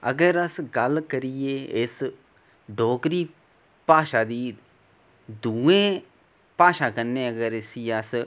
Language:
Dogri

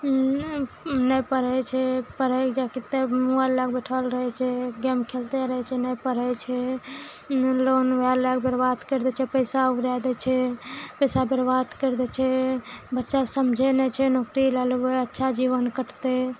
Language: Maithili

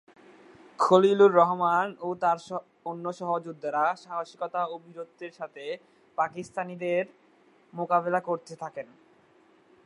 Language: Bangla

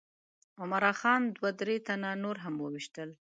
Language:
Pashto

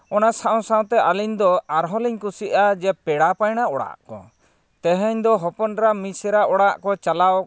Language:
Santali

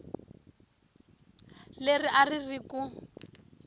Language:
Tsonga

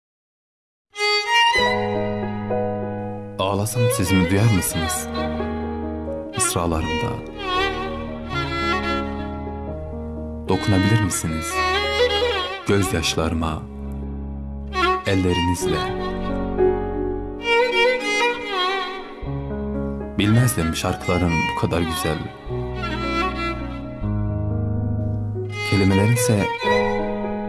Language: Turkish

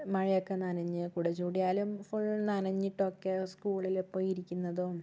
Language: Malayalam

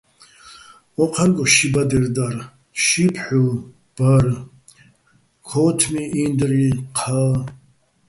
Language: Bats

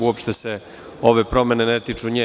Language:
Serbian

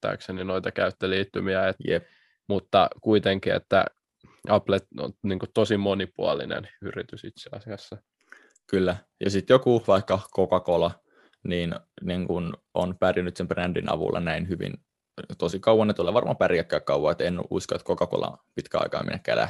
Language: Finnish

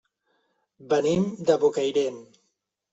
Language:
Catalan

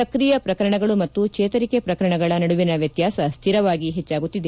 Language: Kannada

